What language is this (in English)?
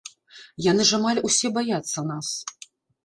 Belarusian